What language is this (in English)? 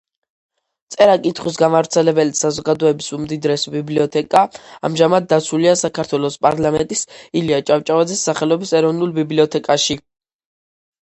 Georgian